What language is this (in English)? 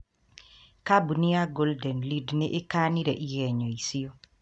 Kikuyu